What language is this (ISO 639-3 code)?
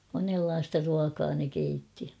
fin